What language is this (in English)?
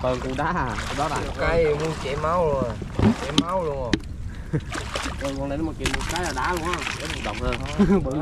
Vietnamese